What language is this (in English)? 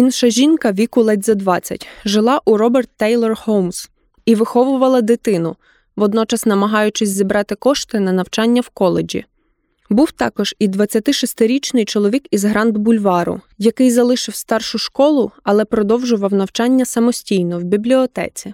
Ukrainian